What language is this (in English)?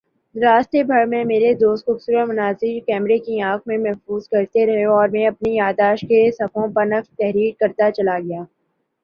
Urdu